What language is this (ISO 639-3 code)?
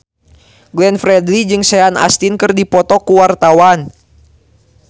sun